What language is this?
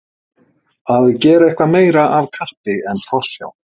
Icelandic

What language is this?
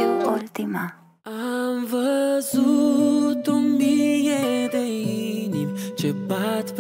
Romanian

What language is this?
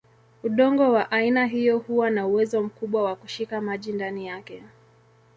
Swahili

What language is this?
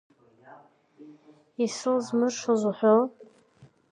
Abkhazian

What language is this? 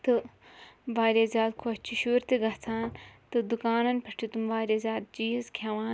Kashmiri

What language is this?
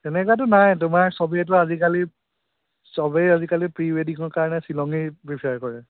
Assamese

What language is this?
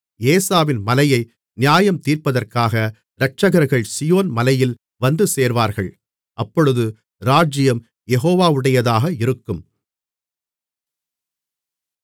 Tamil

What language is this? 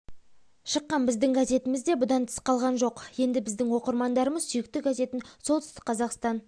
Kazakh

